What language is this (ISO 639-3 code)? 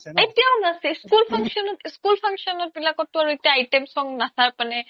asm